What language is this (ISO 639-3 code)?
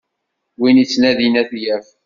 kab